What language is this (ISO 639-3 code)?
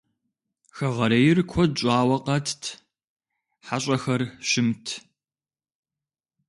kbd